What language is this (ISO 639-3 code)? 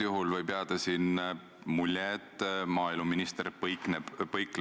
est